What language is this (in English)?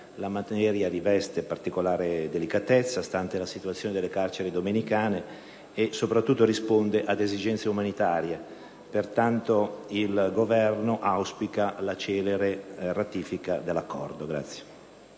Italian